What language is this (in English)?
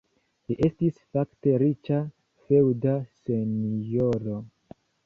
Esperanto